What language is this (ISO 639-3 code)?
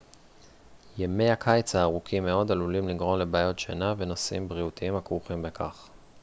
heb